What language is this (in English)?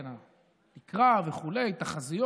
Hebrew